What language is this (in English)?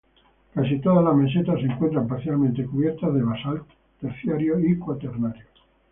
Spanish